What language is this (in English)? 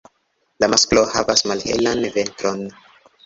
Esperanto